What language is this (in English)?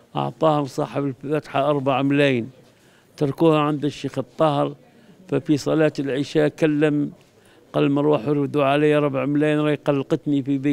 Arabic